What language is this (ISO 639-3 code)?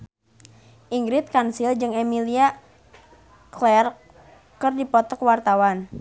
sun